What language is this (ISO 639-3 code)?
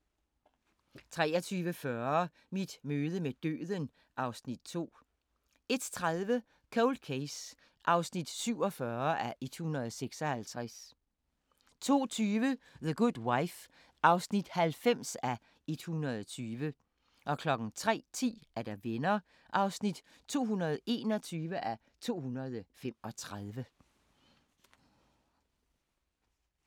dan